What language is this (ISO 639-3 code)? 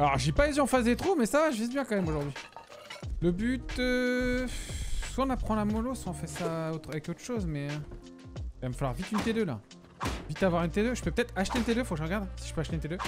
fra